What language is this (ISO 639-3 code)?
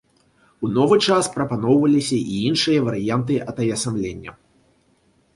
bel